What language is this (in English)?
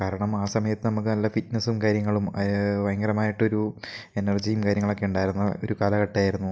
Malayalam